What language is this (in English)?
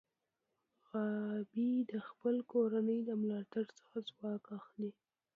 Pashto